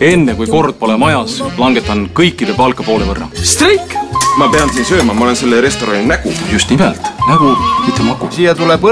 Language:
Portuguese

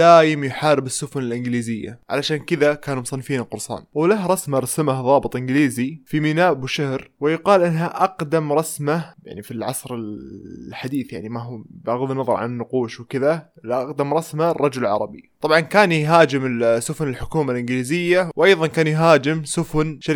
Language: Arabic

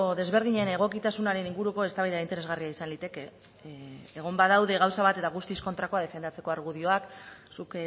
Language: Basque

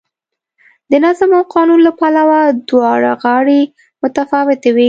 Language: Pashto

